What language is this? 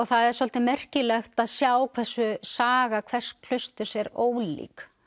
Icelandic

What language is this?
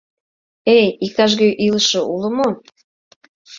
Mari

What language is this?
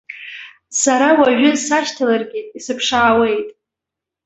Abkhazian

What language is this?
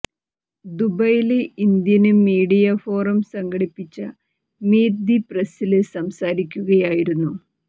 Malayalam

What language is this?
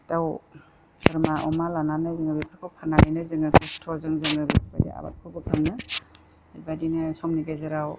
Bodo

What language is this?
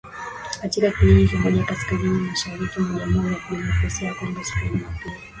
Swahili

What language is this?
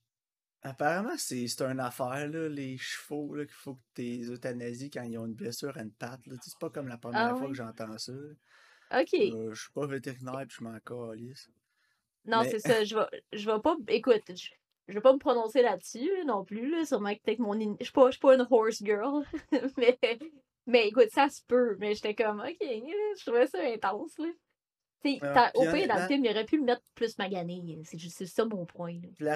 French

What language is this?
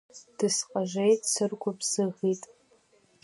Abkhazian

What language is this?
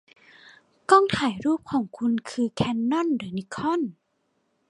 Thai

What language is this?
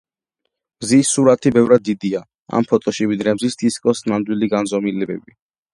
Georgian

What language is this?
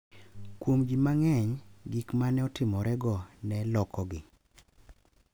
Luo (Kenya and Tanzania)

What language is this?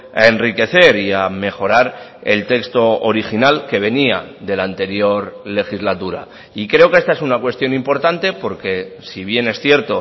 Spanish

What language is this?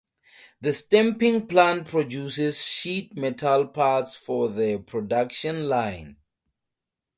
English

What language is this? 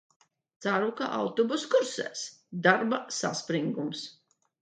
Latvian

